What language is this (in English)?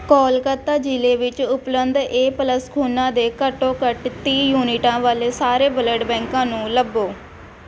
Punjabi